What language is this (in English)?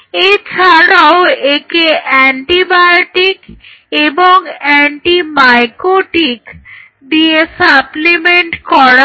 Bangla